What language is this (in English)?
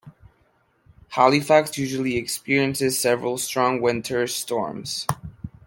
English